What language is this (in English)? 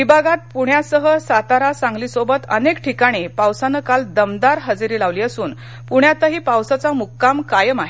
Marathi